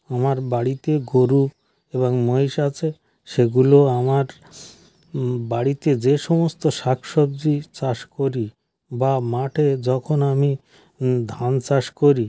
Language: Bangla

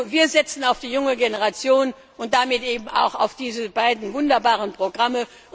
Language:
German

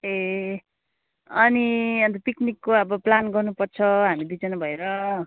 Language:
Nepali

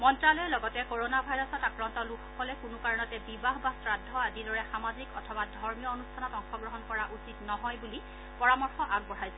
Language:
Assamese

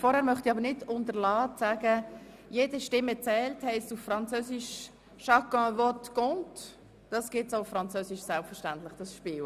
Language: Swiss German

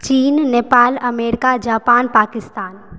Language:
Maithili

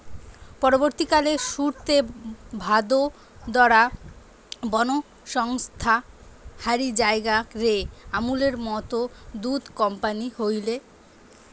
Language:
Bangla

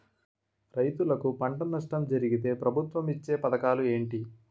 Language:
Telugu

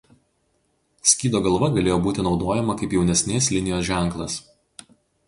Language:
Lithuanian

